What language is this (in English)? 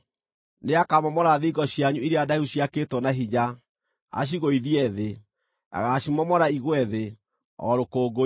Kikuyu